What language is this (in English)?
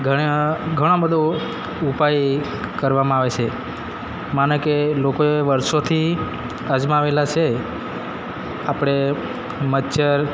Gujarati